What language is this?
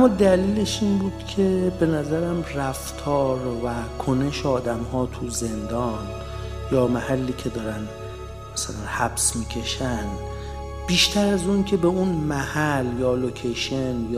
Persian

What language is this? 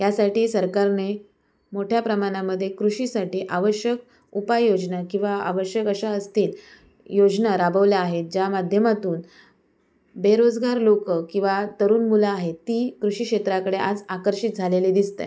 Marathi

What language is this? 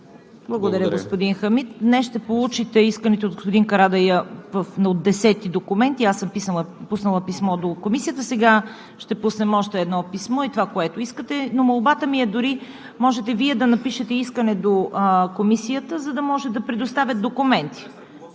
Bulgarian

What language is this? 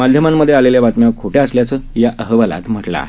Marathi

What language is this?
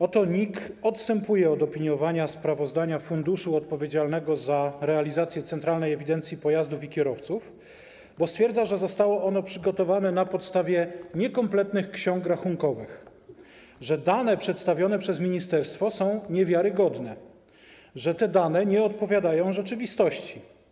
Polish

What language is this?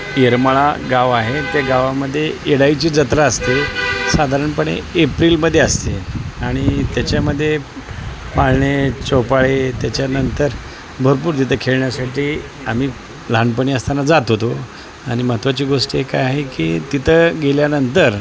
Marathi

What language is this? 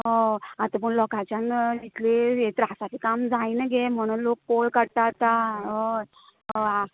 Konkani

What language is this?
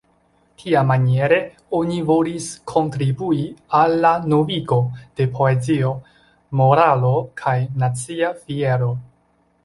Esperanto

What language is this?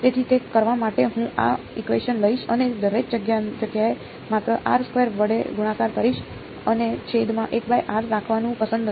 Gujarati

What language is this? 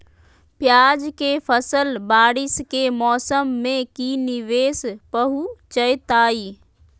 Magahi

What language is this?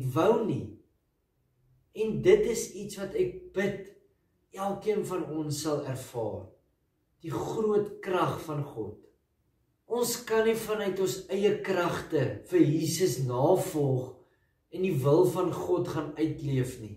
Dutch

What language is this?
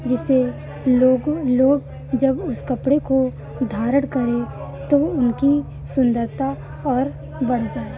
Hindi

